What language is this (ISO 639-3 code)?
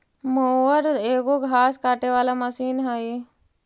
mag